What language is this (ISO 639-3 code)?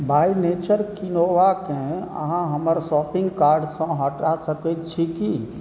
mai